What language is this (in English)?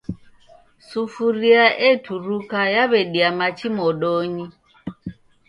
Taita